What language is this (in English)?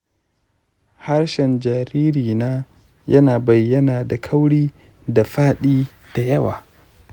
Hausa